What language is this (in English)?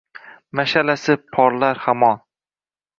Uzbek